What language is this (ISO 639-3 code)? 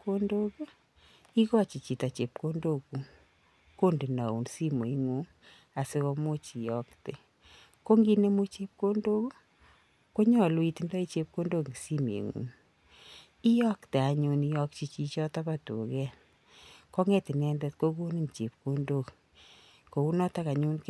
kln